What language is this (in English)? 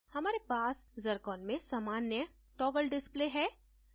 Hindi